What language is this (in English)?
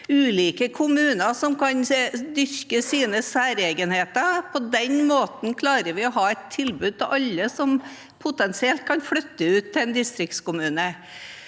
Norwegian